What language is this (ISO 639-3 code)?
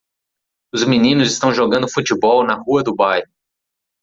por